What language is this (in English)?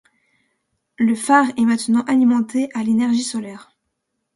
French